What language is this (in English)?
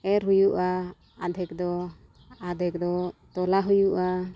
Santali